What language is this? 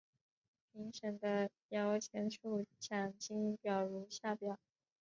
Chinese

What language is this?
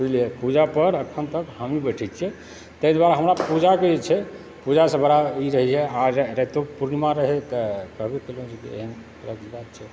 Maithili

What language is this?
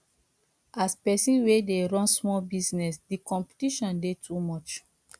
Nigerian Pidgin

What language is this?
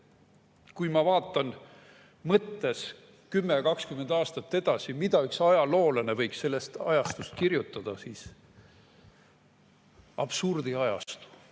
Estonian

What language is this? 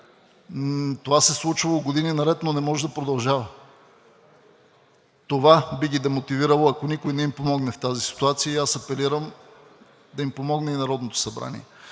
Bulgarian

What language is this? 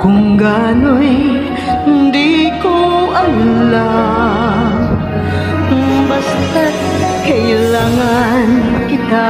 Filipino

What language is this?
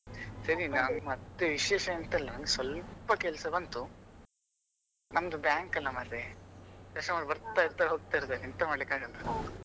Kannada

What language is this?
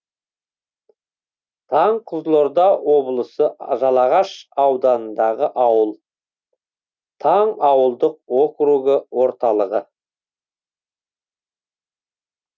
Kazakh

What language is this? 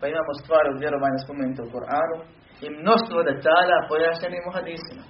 Croatian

